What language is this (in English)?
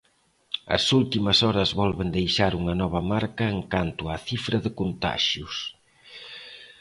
Galician